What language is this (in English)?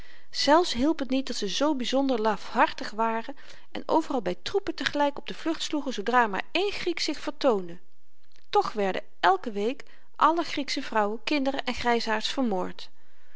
Dutch